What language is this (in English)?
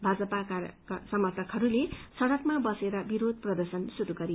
Nepali